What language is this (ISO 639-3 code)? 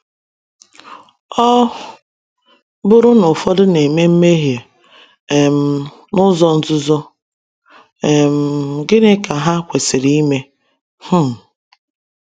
ibo